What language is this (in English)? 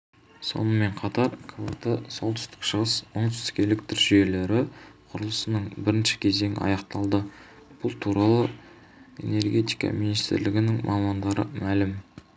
Kazakh